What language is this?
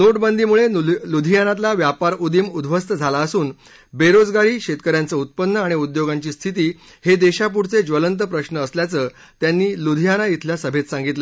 Marathi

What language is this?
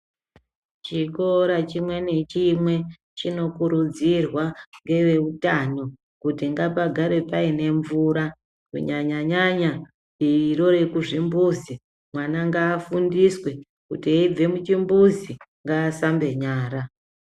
Ndau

